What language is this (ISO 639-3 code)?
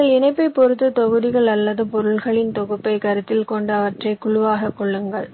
tam